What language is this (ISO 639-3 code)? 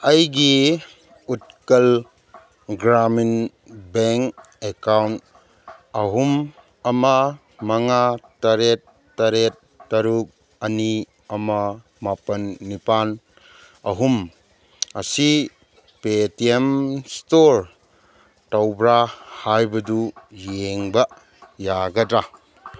mni